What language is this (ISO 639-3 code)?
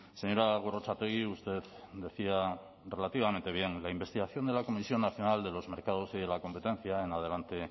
spa